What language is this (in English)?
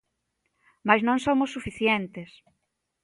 Galician